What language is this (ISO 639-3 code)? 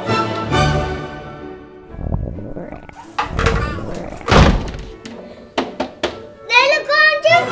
vie